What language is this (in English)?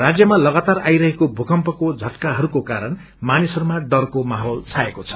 Nepali